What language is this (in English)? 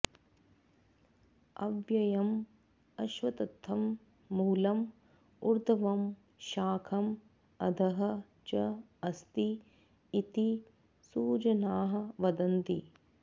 Sanskrit